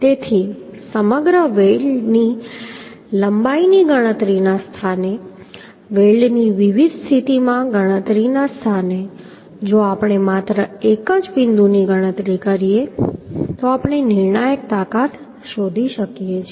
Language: Gujarati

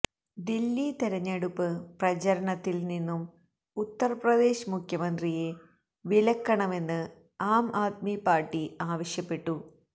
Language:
Malayalam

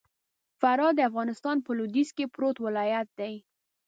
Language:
Pashto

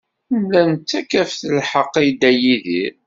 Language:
Kabyle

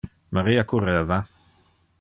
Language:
Interlingua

